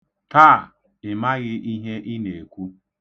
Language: Igbo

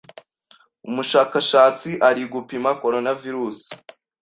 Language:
Kinyarwanda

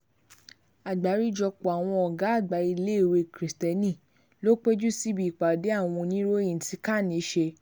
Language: Yoruba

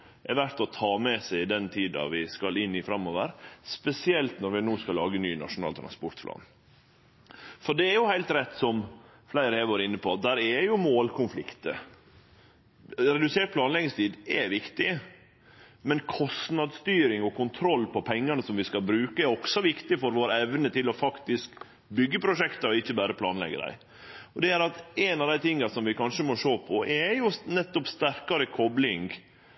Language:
Norwegian Nynorsk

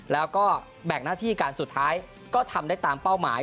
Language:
Thai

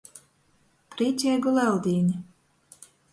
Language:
Latgalian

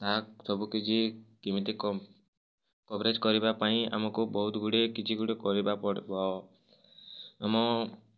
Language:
Odia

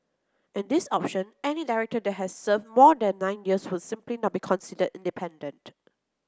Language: English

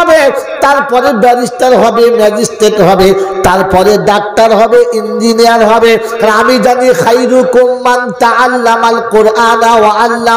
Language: Arabic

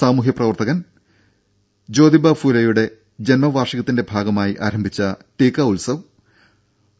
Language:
Malayalam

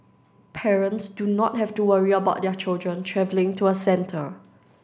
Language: English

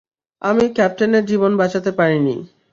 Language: Bangla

